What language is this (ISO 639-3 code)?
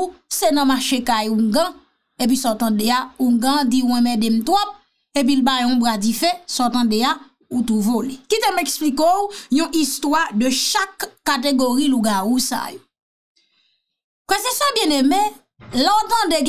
fra